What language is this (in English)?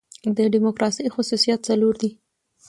Pashto